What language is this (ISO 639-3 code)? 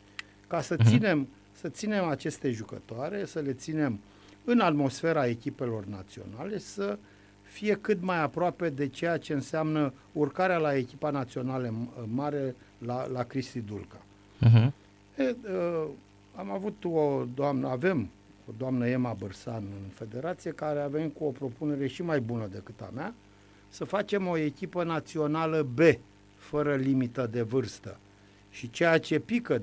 ron